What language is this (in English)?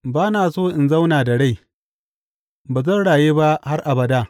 Hausa